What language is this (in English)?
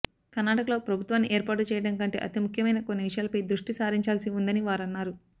Telugu